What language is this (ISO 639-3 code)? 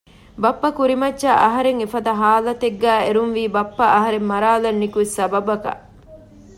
div